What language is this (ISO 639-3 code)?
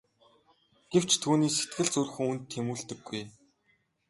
mon